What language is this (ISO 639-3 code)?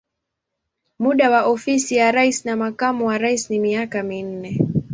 swa